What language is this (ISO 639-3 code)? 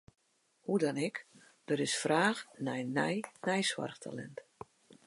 fry